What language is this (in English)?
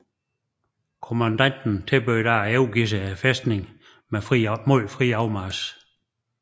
Danish